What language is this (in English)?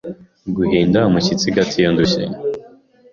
Kinyarwanda